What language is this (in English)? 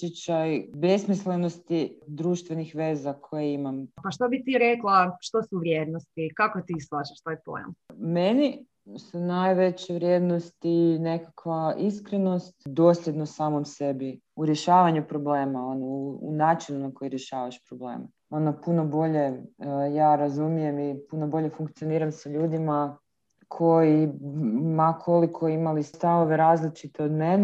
Croatian